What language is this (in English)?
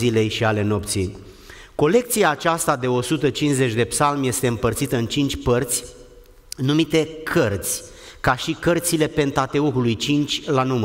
Romanian